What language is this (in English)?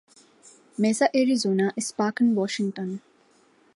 Urdu